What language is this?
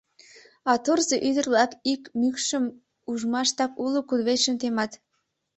Mari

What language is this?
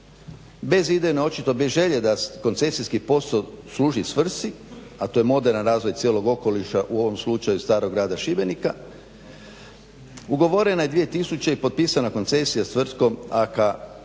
Croatian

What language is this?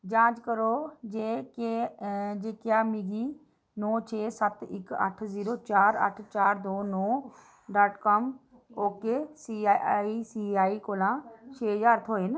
Dogri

